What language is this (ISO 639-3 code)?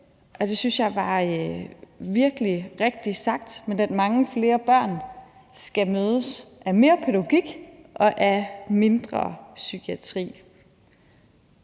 dan